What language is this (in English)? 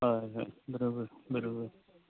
Konkani